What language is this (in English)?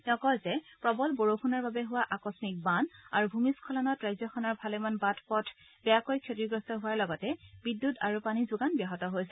Assamese